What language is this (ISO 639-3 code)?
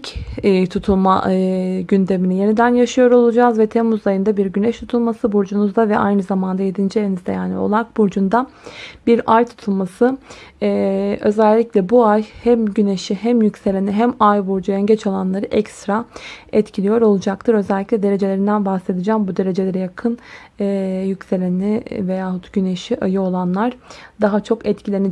tur